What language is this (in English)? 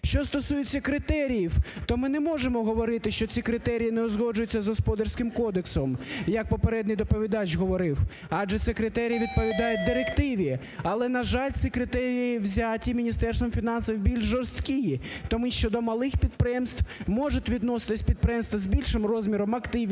Ukrainian